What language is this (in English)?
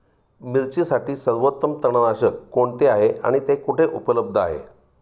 Marathi